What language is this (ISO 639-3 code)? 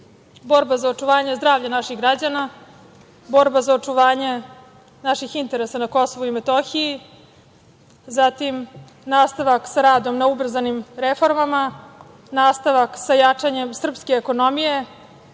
srp